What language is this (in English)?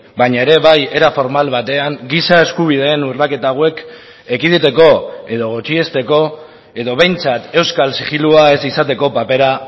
Basque